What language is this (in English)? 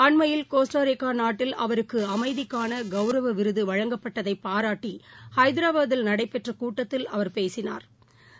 Tamil